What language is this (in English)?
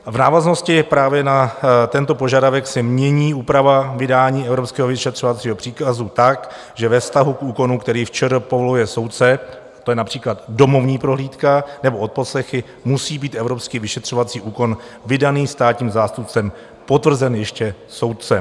Czech